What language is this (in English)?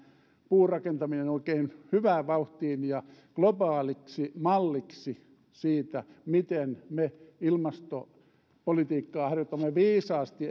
Finnish